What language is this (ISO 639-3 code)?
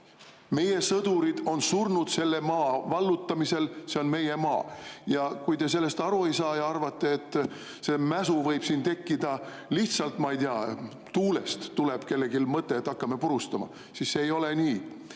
est